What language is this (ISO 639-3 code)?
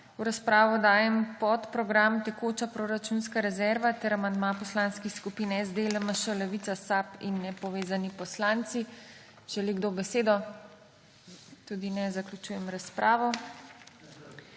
slv